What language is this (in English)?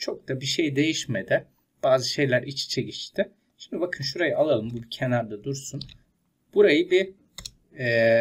Turkish